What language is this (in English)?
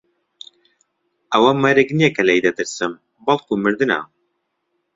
Central Kurdish